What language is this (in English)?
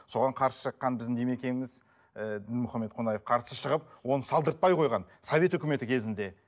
Kazakh